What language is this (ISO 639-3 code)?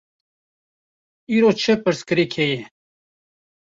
kur